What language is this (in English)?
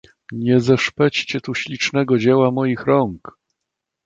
Polish